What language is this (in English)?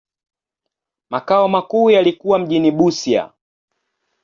Swahili